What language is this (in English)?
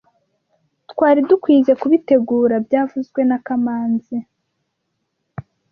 Kinyarwanda